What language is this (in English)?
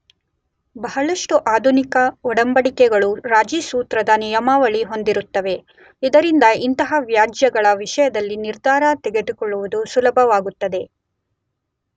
Kannada